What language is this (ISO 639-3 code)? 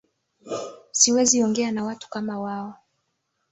swa